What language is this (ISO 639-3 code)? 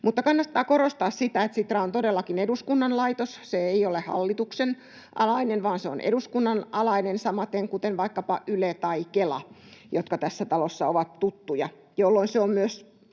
fin